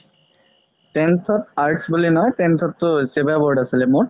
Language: Assamese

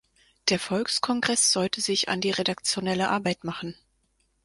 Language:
German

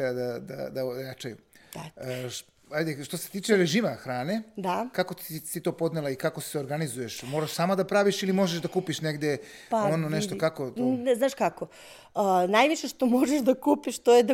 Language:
Croatian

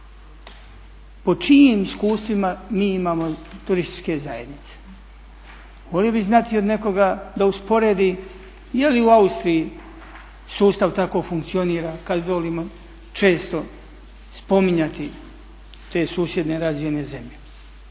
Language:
Croatian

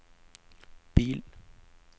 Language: Norwegian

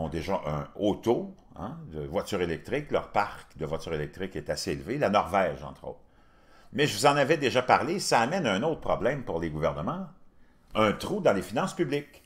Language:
French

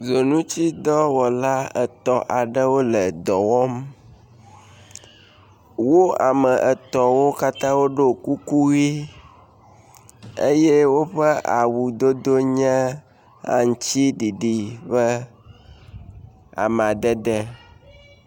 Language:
Ewe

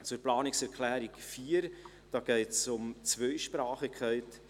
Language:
Swiss German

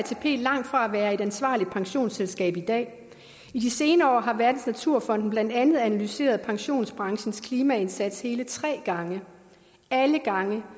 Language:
Danish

